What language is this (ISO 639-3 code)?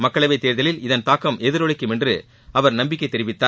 tam